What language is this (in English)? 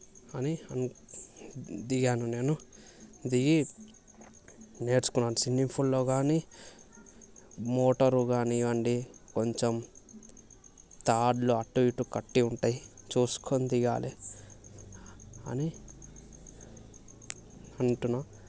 Telugu